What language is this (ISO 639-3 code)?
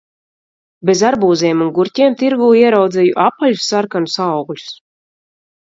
lav